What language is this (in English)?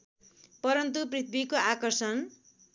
Nepali